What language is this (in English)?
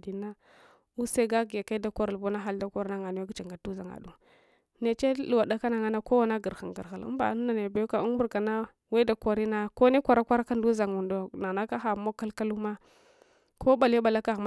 Hwana